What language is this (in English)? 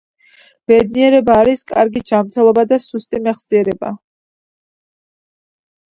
Georgian